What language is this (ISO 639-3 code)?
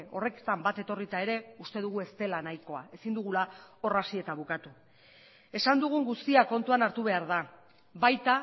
eus